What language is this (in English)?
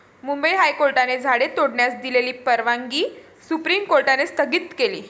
Marathi